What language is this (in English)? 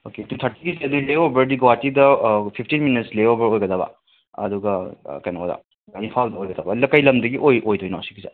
Manipuri